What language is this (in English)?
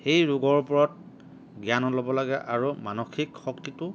Assamese